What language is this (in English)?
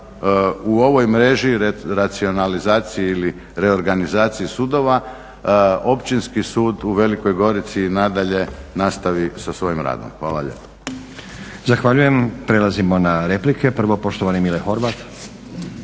Croatian